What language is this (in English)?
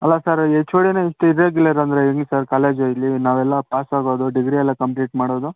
Kannada